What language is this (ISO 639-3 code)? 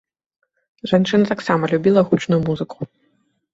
bel